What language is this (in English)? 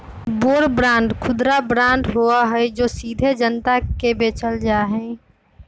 Magahi